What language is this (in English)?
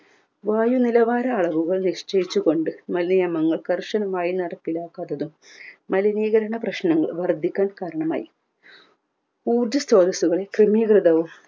Malayalam